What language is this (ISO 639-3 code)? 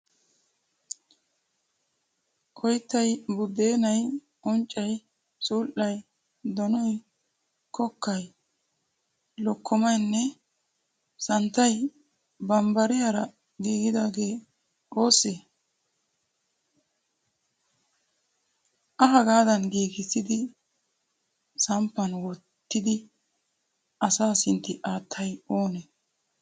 wal